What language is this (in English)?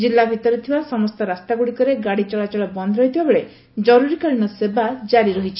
Odia